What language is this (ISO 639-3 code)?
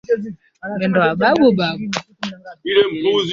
swa